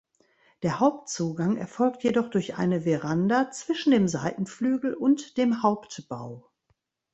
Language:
German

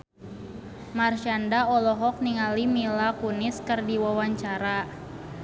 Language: Sundanese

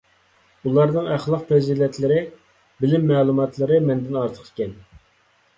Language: Uyghur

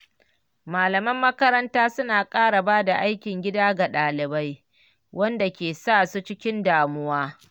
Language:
Hausa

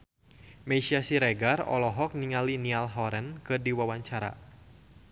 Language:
Sundanese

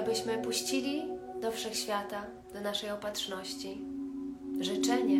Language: Polish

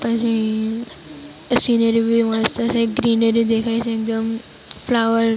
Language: Gujarati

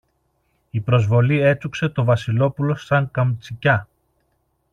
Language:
Greek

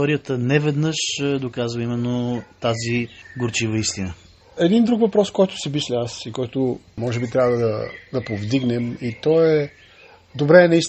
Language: Bulgarian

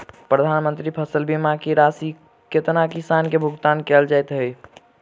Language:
Maithili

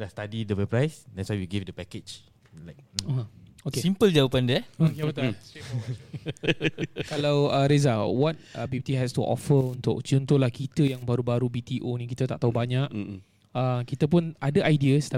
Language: Malay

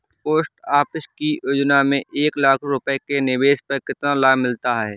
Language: Hindi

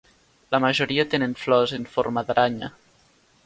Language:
Catalan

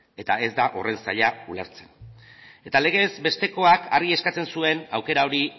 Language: Basque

